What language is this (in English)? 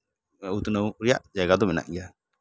Santali